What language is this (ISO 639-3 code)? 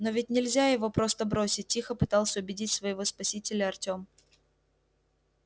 rus